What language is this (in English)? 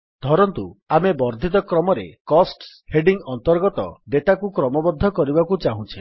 Odia